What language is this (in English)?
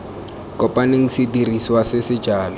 Tswana